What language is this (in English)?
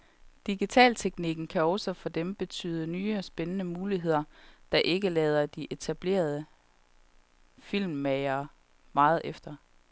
Danish